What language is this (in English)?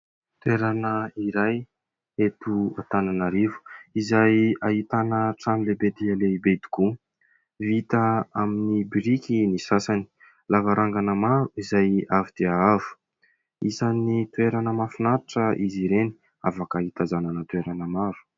Malagasy